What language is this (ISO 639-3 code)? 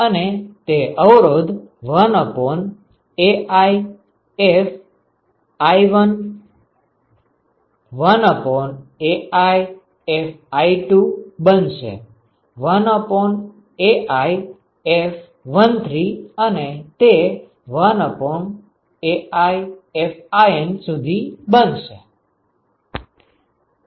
guj